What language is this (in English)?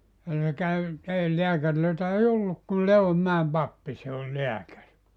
Finnish